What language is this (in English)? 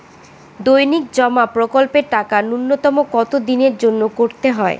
Bangla